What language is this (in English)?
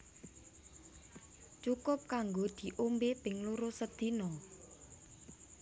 Javanese